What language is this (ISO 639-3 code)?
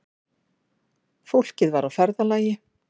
isl